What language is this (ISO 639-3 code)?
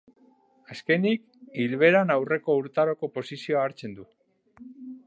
eus